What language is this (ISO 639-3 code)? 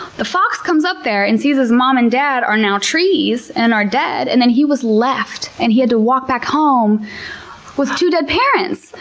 eng